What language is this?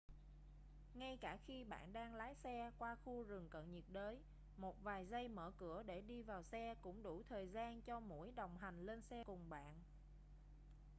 Vietnamese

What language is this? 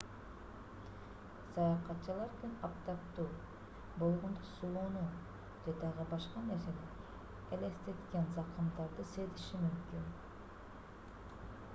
Kyrgyz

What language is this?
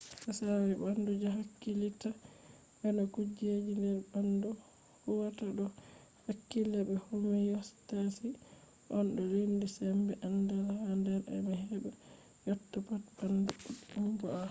Fula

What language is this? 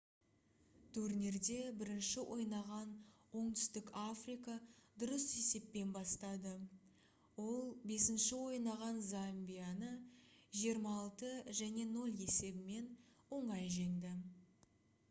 Kazakh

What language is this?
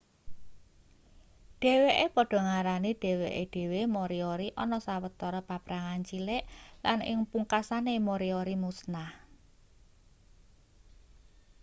Javanese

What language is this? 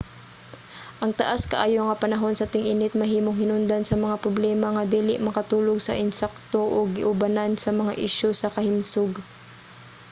Cebuano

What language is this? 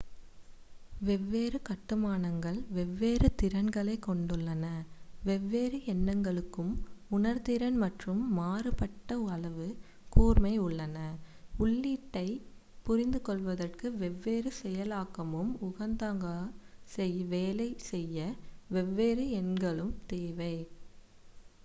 Tamil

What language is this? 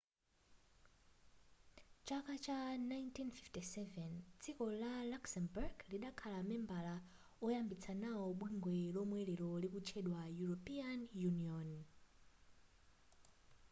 Nyanja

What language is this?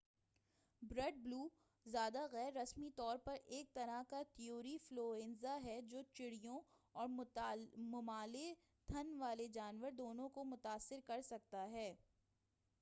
Urdu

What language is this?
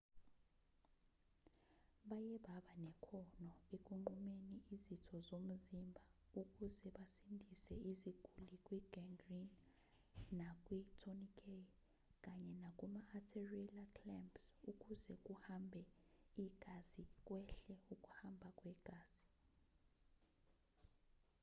Zulu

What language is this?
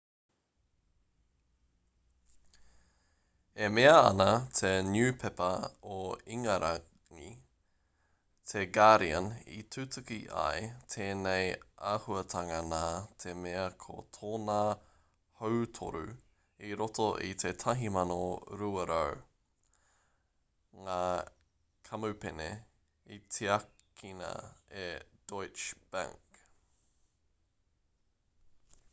Māori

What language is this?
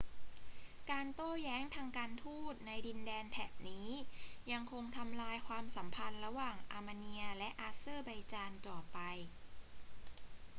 Thai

